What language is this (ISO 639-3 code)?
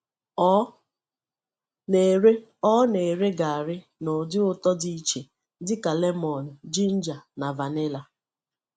ibo